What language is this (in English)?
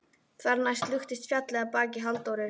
Icelandic